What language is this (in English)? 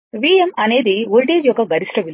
Telugu